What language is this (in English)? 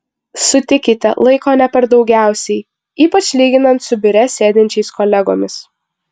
Lithuanian